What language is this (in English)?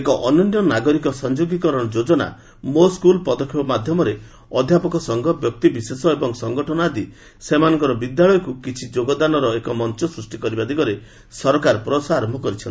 Odia